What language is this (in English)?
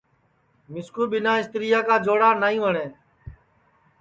Sansi